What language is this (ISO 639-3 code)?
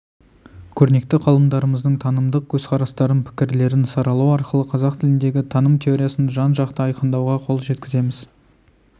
kaz